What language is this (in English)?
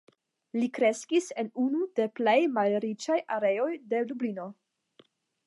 Esperanto